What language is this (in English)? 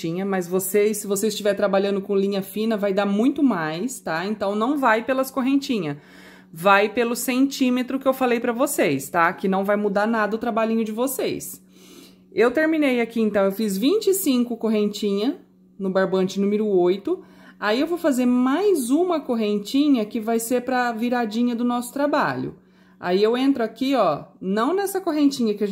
Portuguese